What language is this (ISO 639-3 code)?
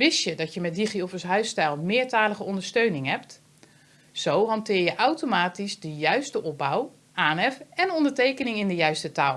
nld